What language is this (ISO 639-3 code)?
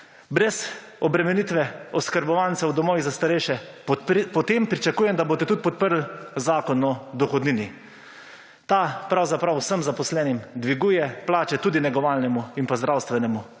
slv